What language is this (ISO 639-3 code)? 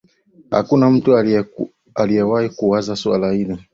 swa